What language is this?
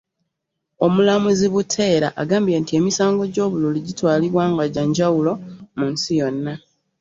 Ganda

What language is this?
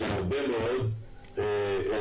Hebrew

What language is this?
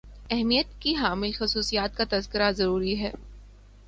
Urdu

